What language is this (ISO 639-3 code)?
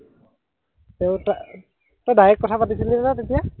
asm